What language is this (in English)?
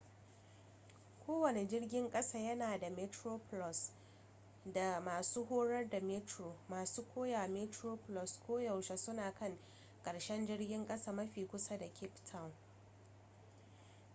Hausa